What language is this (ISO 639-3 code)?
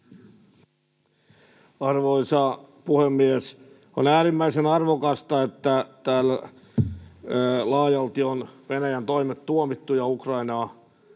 fin